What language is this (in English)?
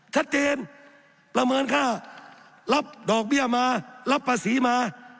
Thai